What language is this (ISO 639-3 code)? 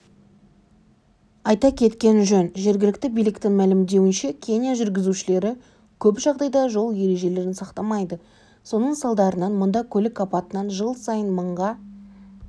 kaz